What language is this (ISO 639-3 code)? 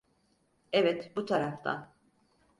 tur